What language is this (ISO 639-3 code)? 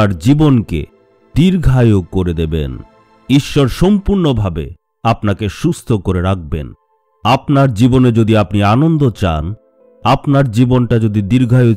hin